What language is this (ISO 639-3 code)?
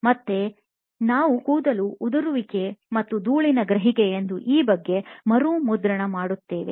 kan